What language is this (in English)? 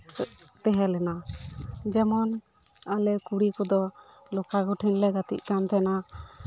Santali